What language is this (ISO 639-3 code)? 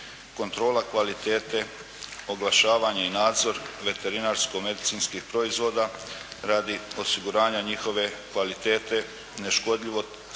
hrv